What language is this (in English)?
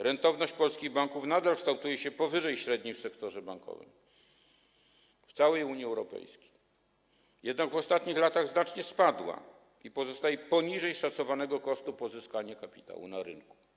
Polish